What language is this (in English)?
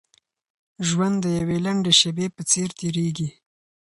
Pashto